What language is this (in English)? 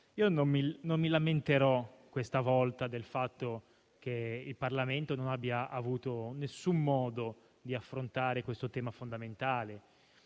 Italian